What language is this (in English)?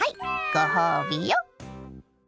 Japanese